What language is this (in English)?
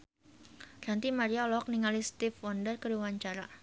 Sundanese